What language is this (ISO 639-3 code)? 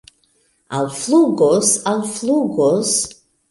epo